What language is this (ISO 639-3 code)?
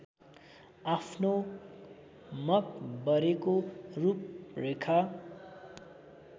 nep